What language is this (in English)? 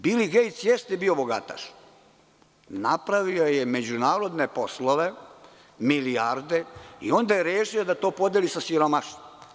Serbian